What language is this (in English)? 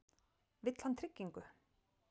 Icelandic